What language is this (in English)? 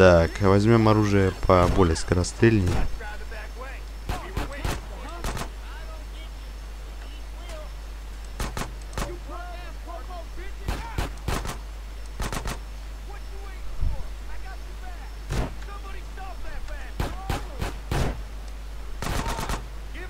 Russian